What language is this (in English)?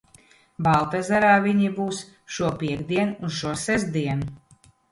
Latvian